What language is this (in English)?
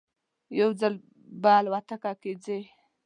Pashto